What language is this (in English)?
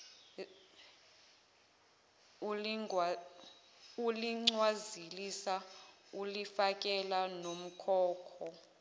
Zulu